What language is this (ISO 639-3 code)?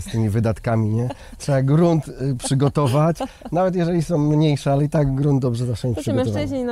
pol